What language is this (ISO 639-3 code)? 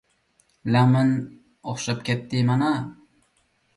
uig